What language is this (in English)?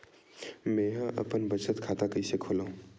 Chhattisgarhi